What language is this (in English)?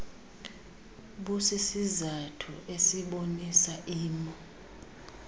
Xhosa